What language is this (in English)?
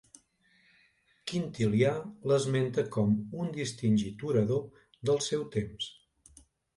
Catalan